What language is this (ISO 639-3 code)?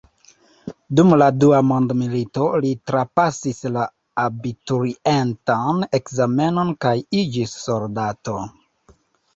epo